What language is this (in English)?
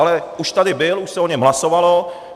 Czech